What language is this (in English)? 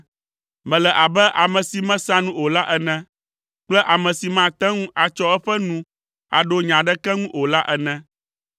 Ewe